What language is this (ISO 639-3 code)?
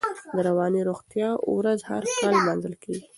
pus